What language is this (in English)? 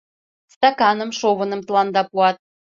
Mari